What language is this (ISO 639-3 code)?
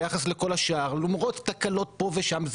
heb